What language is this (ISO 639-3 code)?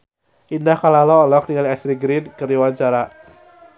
sun